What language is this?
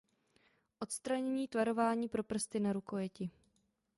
Czech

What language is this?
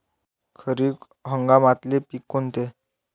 Marathi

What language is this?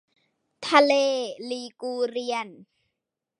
Thai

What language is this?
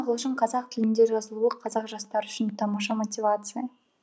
Kazakh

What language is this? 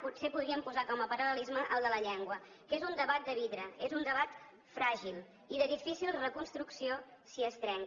Catalan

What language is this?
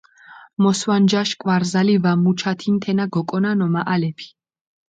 Mingrelian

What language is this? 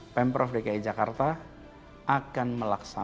Indonesian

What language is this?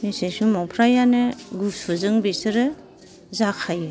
Bodo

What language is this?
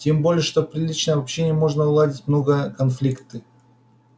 Russian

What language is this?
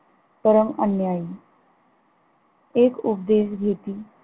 Marathi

